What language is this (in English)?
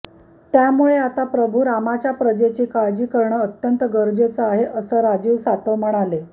Marathi